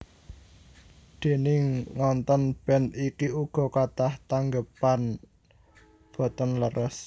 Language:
Javanese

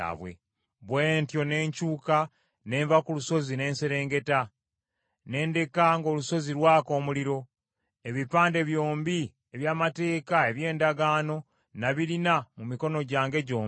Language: Ganda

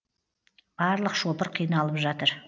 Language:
Kazakh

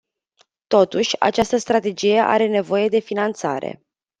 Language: Romanian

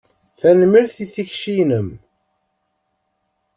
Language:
Kabyle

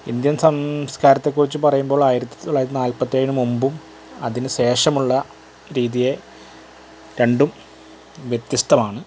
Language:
Malayalam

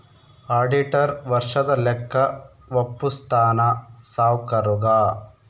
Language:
Kannada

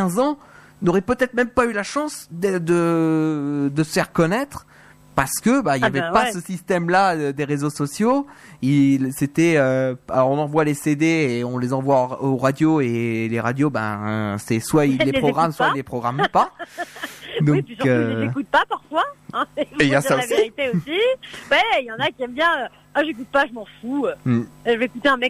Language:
French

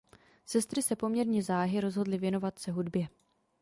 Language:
Czech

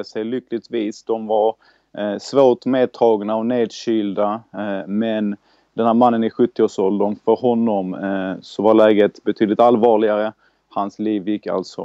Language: Swedish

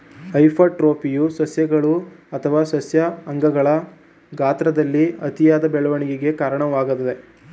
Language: Kannada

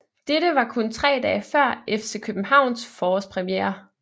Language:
Danish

